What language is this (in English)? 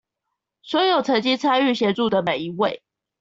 Chinese